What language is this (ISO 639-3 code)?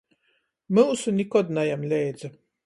ltg